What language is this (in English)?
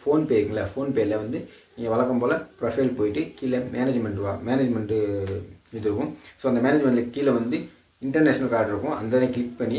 Korean